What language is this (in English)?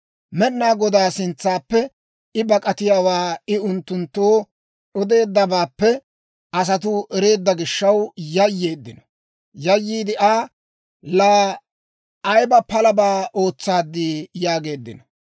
Dawro